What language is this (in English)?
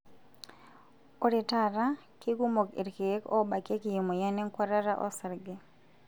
Masai